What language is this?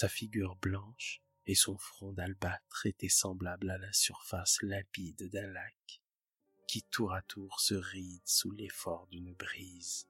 French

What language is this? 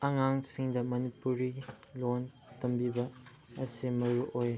Manipuri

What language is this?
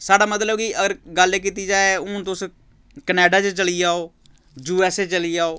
Dogri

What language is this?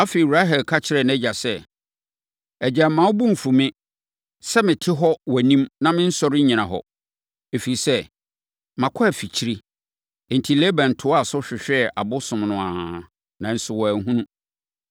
Akan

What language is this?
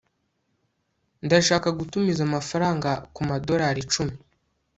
Kinyarwanda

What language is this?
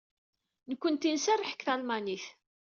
Kabyle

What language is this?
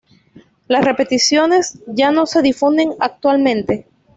Spanish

